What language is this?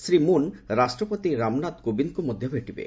Odia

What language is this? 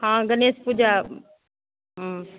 Maithili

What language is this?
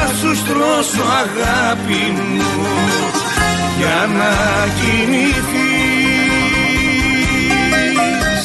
Greek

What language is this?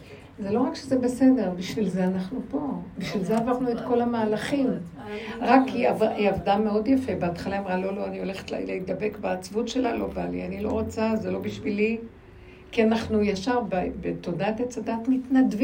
Hebrew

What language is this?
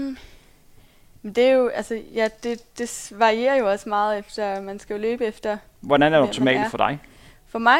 Danish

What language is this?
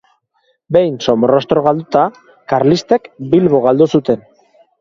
Basque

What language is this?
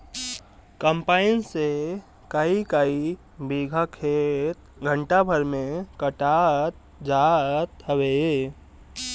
Bhojpuri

